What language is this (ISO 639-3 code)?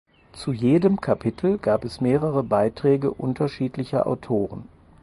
deu